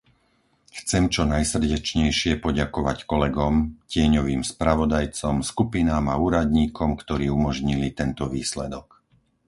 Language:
Slovak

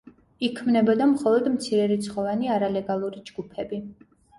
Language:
Georgian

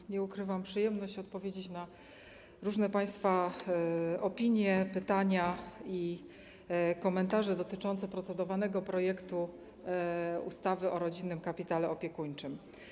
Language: Polish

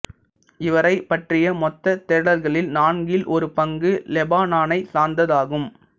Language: Tamil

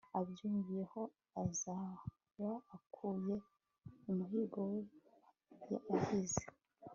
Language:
Kinyarwanda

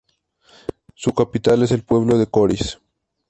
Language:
Spanish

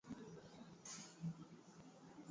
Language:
Swahili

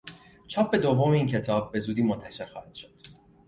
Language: Persian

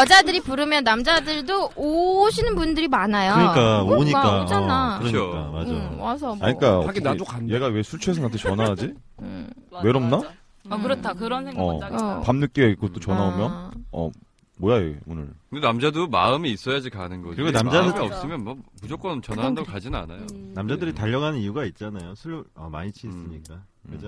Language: Korean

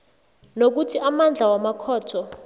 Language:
South Ndebele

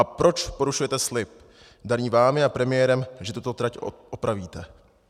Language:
Czech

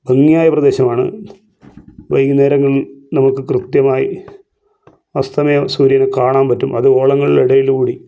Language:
Malayalam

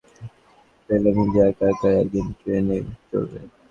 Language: Bangla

